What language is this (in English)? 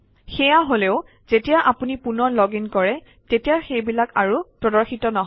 Assamese